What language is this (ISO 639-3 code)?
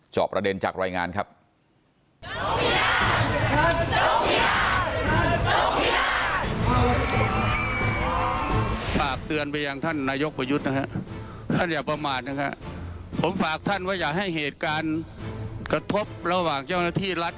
tha